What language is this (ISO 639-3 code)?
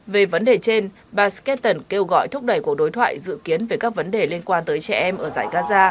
vie